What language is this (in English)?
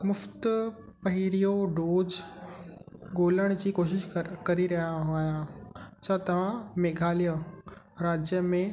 Sindhi